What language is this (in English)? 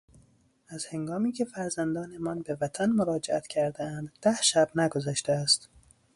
Persian